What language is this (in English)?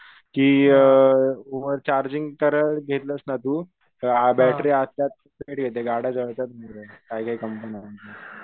Marathi